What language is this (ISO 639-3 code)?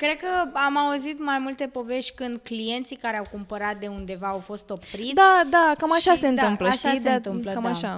ron